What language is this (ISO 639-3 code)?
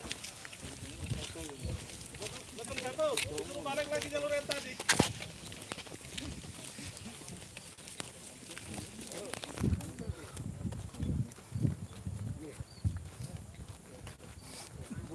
ind